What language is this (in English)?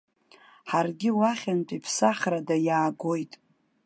Abkhazian